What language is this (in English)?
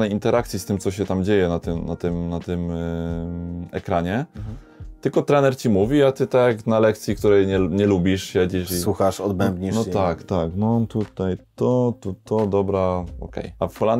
Polish